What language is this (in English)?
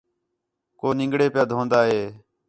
Khetrani